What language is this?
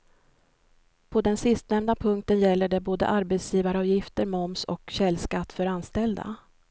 Swedish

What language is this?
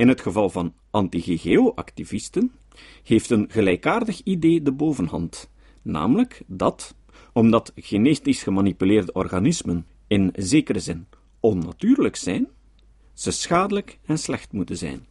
Dutch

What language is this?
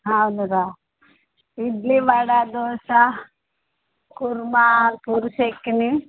Telugu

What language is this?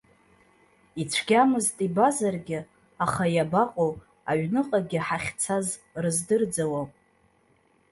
Abkhazian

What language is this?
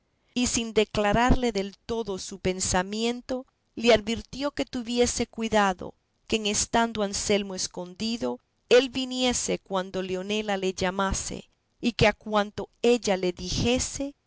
Spanish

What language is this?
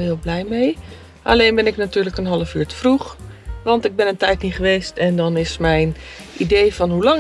Dutch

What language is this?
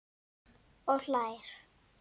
Icelandic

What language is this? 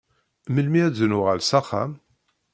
Kabyle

